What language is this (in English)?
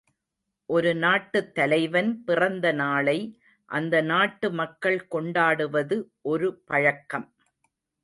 Tamil